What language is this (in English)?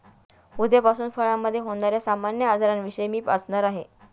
Marathi